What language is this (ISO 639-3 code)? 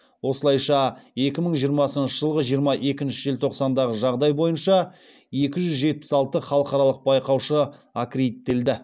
kaz